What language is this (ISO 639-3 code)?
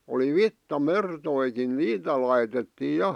fin